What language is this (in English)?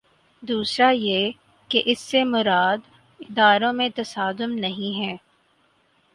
Urdu